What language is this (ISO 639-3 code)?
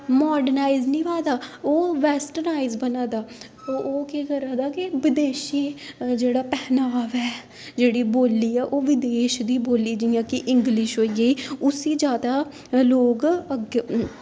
doi